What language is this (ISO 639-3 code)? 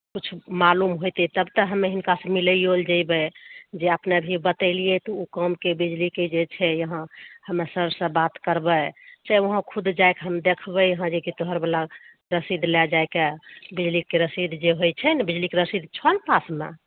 mai